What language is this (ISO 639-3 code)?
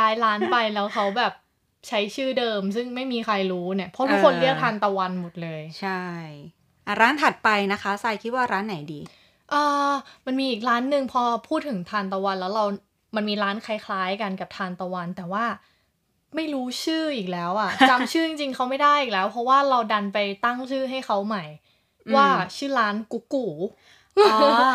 tha